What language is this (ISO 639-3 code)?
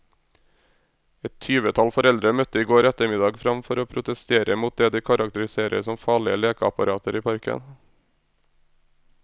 nor